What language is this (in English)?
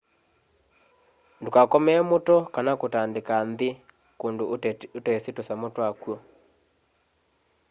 Kamba